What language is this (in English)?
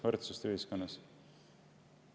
Estonian